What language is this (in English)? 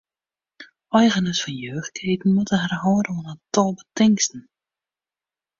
Western Frisian